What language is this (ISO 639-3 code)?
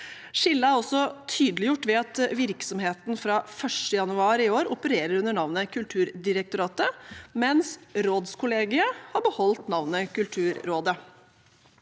nor